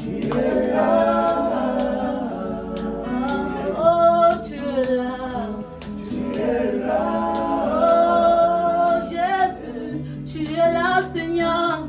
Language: French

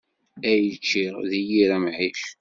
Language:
Kabyle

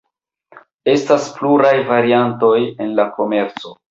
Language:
Esperanto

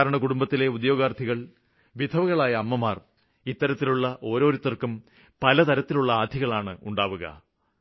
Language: Malayalam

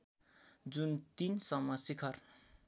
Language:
Nepali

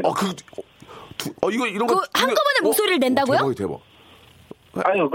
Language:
Korean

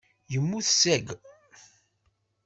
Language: Kabyle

